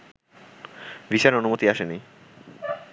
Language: Bangla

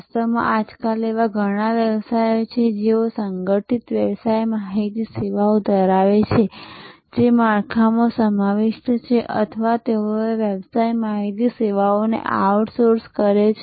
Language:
Gujarati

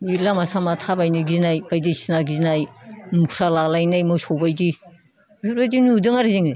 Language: Bodo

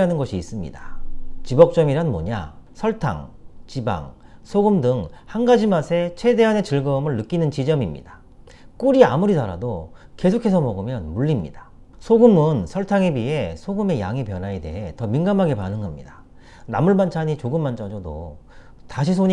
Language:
Korean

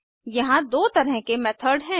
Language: Hindi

